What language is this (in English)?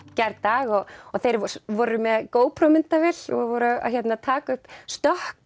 Icelandic